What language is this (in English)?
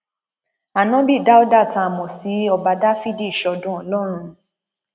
Yoruba